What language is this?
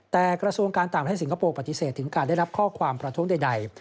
Thai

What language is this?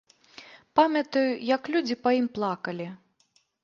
Belarusian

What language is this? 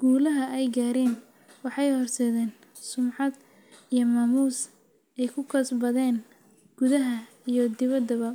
Somali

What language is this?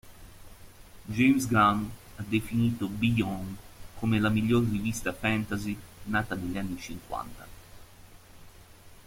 Italian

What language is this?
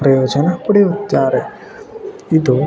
Kannada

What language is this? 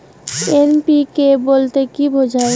Bangla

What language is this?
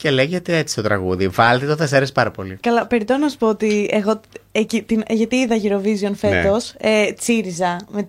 Greek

